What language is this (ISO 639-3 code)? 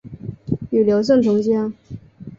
zho